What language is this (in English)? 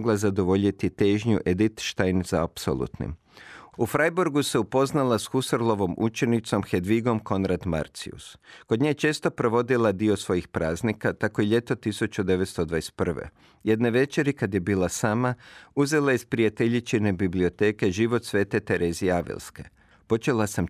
Croatian